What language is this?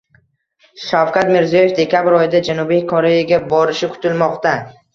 Uzbek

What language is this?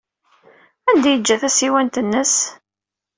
Kabyle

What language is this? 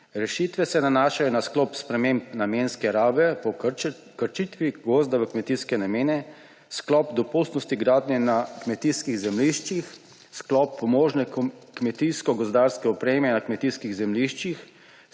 Slovenian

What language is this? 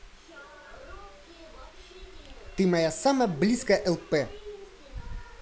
Russian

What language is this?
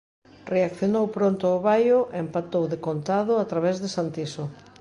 Galician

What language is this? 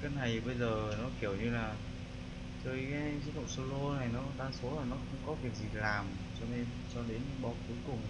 Vietnamese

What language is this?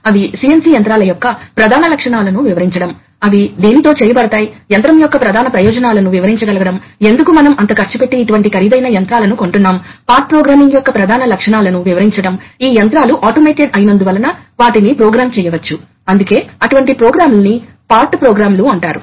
Telugu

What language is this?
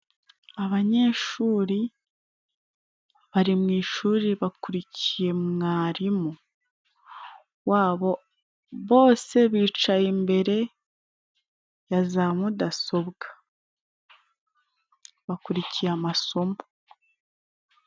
Kinyarwanda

